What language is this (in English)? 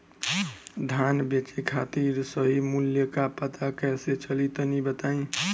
Bhojpuri